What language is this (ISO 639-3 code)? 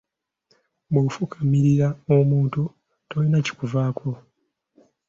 lug